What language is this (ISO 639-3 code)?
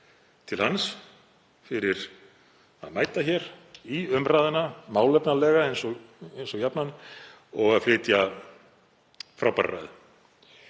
isl